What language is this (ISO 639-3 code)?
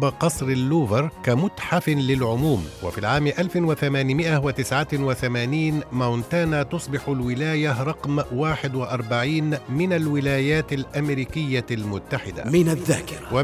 ara